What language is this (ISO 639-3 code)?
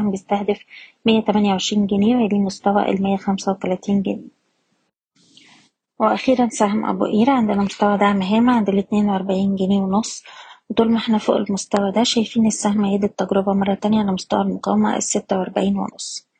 ara